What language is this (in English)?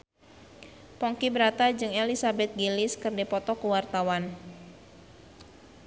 Sundanese